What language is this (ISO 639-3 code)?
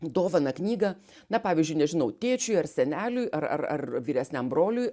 lit